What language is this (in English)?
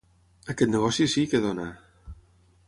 Catalan